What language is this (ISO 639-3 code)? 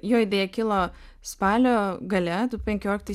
lit